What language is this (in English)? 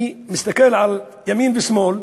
Hebrew